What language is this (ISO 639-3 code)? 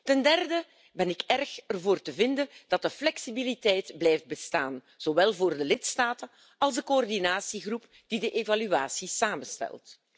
nld